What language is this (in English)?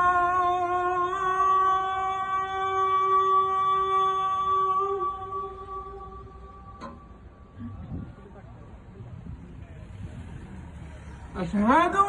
Arabic